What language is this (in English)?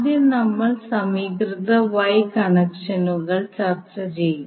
Malayalam